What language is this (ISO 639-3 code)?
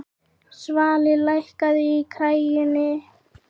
isl